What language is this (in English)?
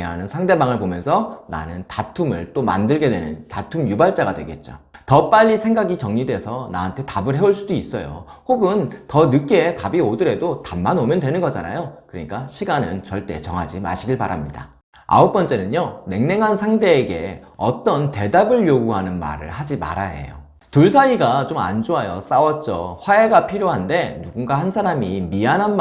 Korean